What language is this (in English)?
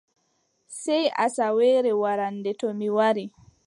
Adamawa Fulfulde